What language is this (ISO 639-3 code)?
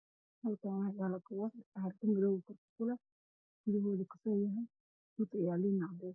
som